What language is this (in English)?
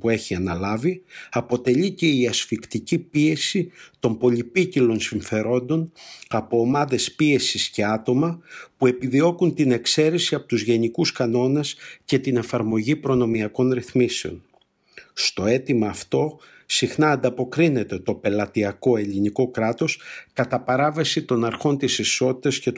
Greek